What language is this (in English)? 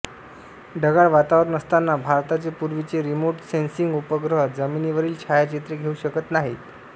Marathi